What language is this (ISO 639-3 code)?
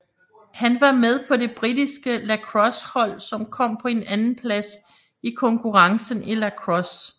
dan